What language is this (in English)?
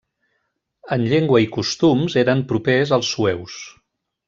Catalan